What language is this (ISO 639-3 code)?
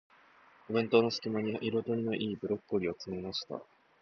jpn